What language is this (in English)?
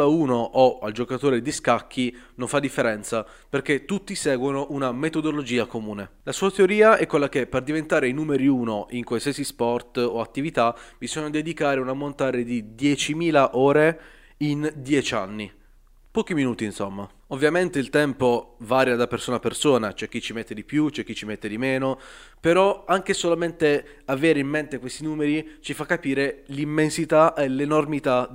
Italian